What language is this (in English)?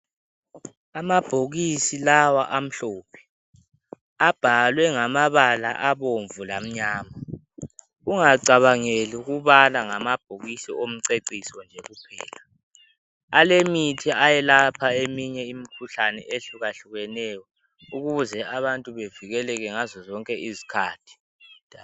North Ndebele